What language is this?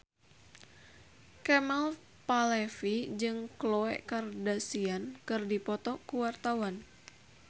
Sundanese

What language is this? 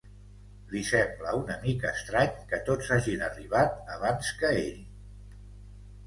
Catalan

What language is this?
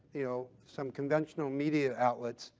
English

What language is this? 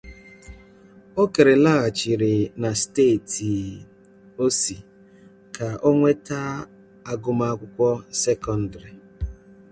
Igbo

